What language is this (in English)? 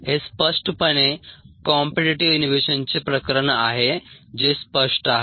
Marathi